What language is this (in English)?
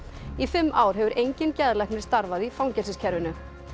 Icelandic